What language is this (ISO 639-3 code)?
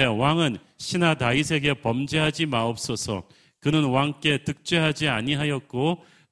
kor